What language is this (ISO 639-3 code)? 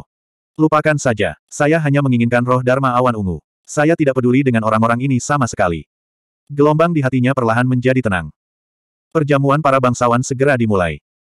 ind